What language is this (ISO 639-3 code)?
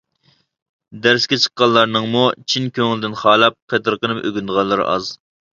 uig